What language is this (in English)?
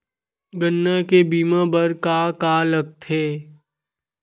Chhattisgarhi